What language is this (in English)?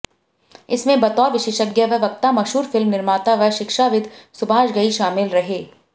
Hindi